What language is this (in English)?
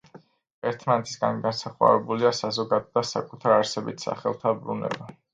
Georgian